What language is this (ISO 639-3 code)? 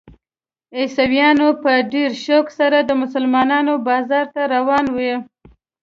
pus